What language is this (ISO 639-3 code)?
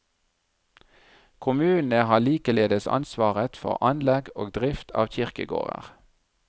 nor